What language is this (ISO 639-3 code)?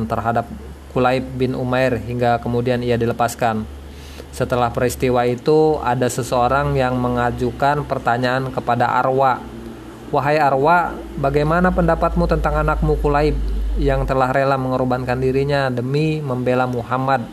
ind